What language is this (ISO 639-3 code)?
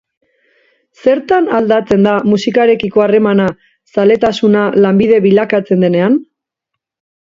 eus